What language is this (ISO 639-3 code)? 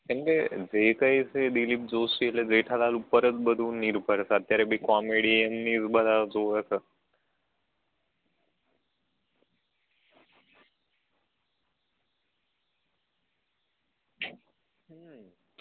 guj